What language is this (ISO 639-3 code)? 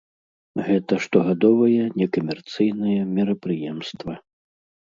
bel